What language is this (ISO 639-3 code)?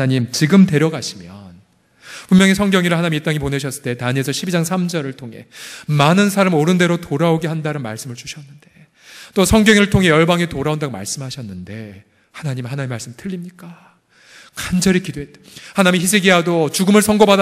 kor